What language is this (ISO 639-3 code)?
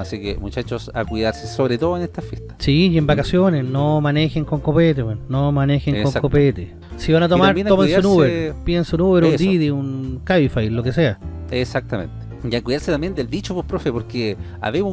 spa